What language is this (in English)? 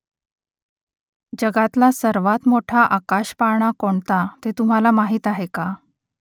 Marathi